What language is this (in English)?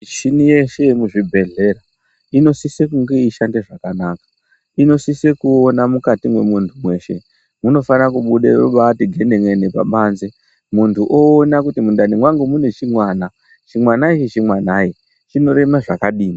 Ndau